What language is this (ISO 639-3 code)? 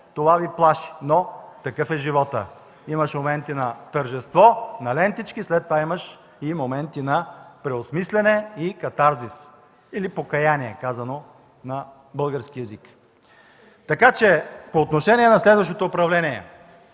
bul